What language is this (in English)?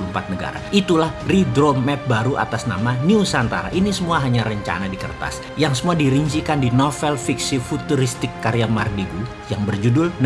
Indonesian